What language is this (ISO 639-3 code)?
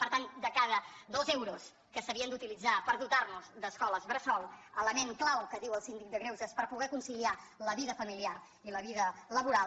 cat